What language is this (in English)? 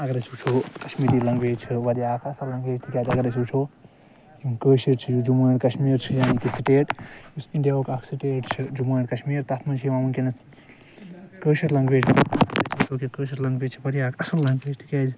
Kashmiri